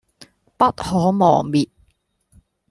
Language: Cantonese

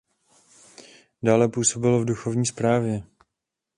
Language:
Czech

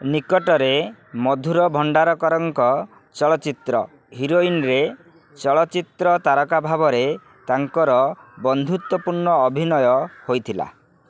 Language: Odia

